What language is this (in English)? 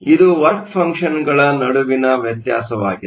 Kannada